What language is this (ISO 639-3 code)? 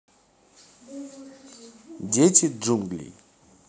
rus